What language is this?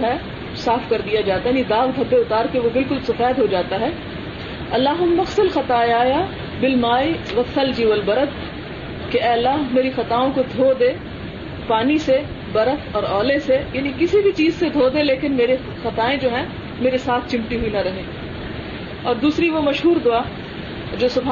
Urdu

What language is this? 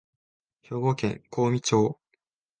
Japanese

